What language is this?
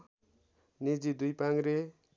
Nepali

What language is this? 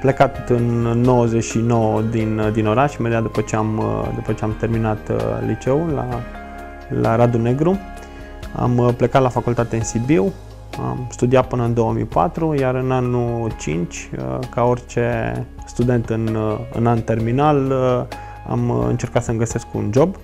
Romanian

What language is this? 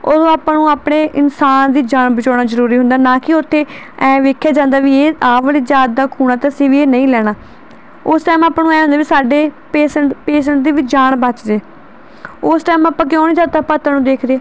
Punjabi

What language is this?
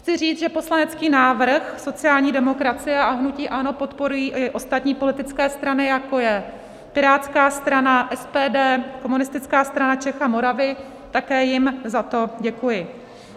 Czech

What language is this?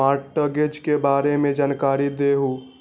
Magahi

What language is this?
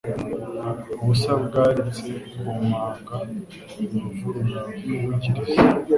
Kinyarwanda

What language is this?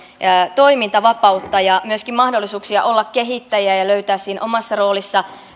Finnish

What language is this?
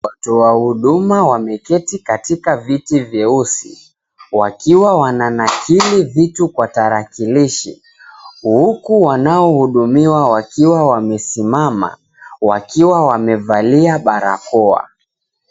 Swahili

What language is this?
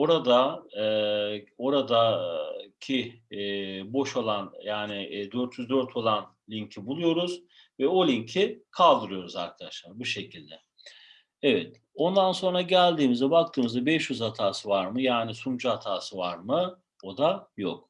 Turkish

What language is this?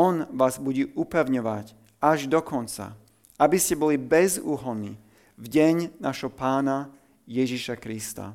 Slovak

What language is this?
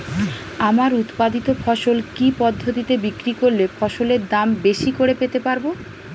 Bangla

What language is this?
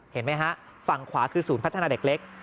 Thai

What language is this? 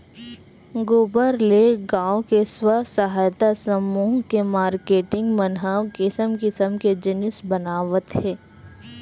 Chhattisgarhi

